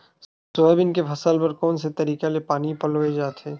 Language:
Chhattisgarhi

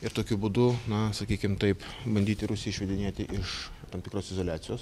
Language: Lithuanian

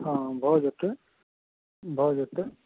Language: Maithili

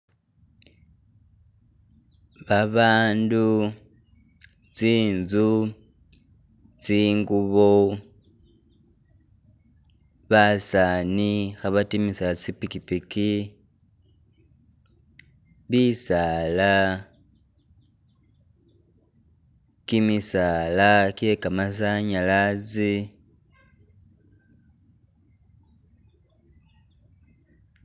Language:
Masaaba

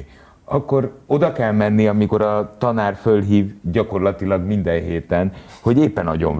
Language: Hungarian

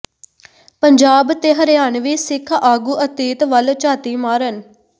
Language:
Punjabi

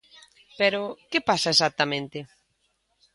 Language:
Galician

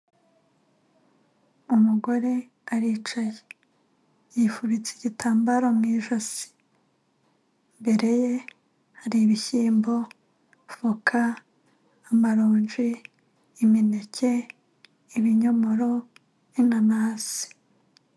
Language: Kinyarwanda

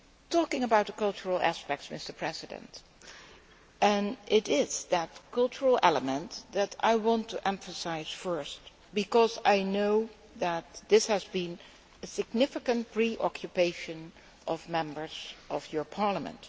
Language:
English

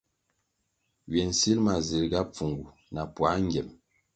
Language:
Kwasio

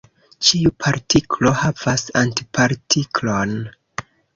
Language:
Esperanto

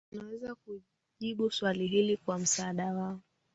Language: Swahili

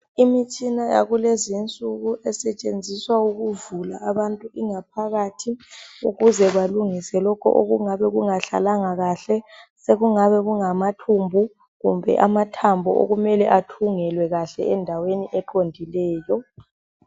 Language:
North Ndebele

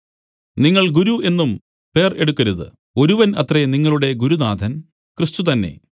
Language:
Malayalam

